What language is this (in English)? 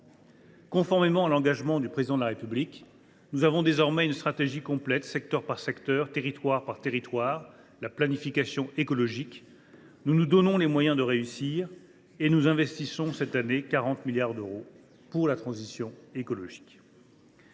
French